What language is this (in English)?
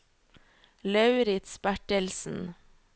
Norwegian